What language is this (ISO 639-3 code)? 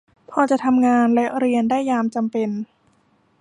tha